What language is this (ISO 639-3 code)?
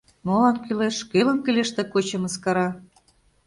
chm